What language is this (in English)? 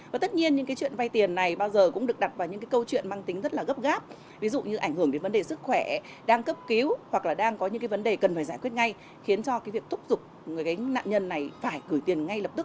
Vietnamese